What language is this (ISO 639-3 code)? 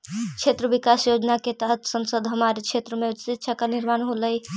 mag